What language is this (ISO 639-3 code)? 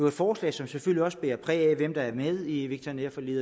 dan